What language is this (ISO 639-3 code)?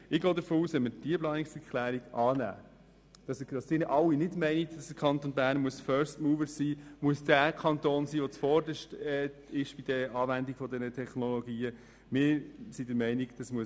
gsw